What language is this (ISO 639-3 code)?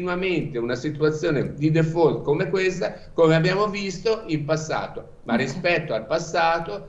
ita